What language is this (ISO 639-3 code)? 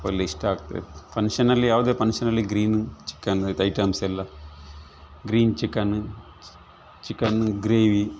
kan